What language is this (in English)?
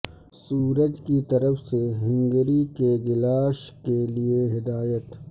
Urdu